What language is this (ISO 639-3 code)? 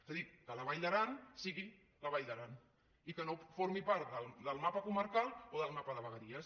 cat